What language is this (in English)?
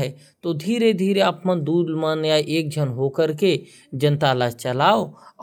Korwa